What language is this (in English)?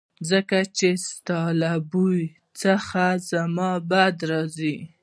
Pashto